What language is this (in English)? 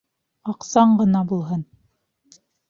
Bashkir